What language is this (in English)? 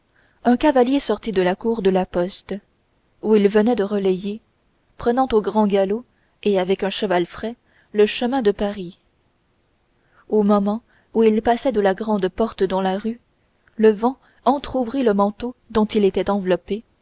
French